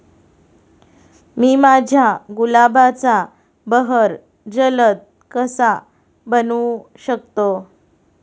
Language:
Marathi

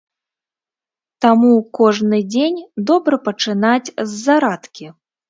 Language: Belarusian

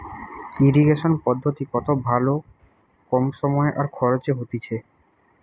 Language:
Bangla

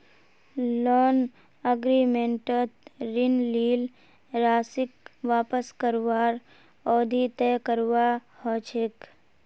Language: Magahi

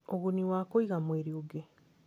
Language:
Kikuyu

